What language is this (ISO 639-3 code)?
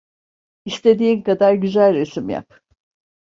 tur